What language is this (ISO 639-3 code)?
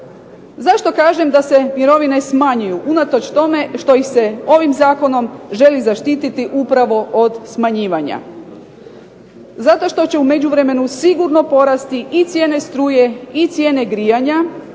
hrv